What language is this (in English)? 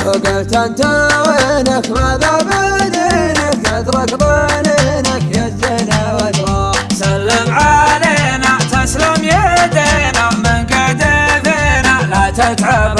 Arabic